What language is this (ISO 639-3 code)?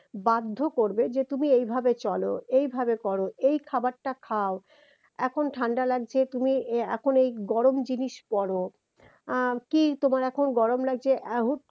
ben